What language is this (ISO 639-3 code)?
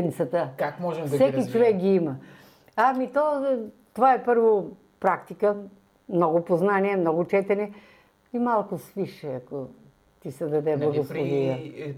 bul